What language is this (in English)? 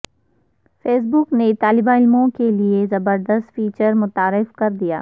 Urdu